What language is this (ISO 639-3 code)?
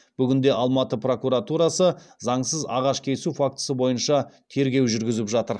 kaz